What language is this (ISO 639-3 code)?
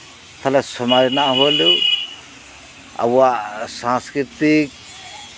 sat